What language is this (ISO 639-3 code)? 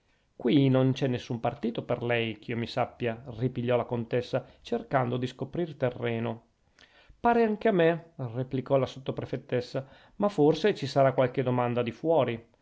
ita